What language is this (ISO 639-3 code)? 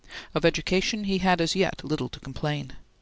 eng